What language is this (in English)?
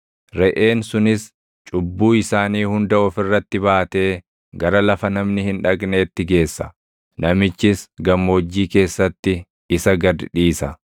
Oromo